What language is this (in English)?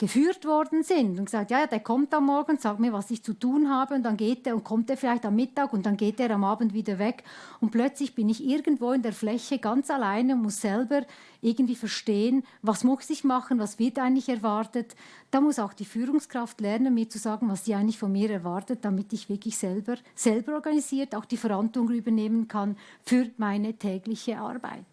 German